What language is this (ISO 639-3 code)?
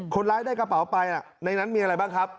tha